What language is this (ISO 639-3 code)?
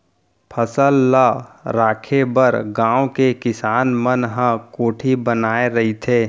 hne